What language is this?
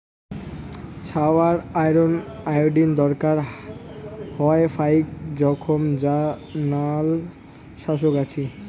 Bangla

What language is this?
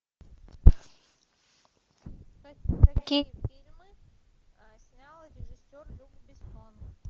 Russian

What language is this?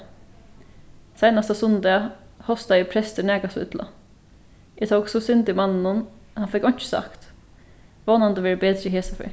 Faroese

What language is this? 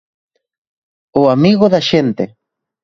Galician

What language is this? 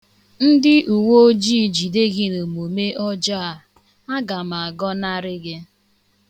Igbo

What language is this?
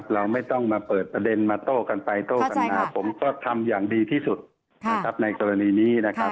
Thai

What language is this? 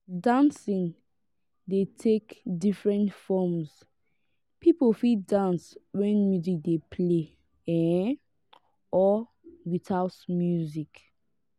Nigerian Pidgin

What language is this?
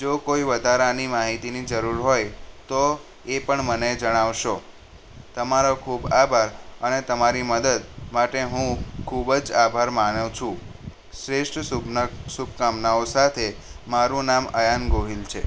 Gujarati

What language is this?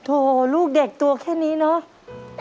Thai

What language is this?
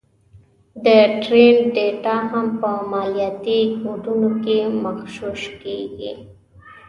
Pashto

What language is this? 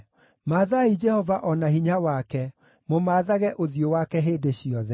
Kikuyu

